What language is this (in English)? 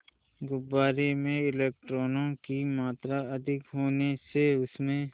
Hindi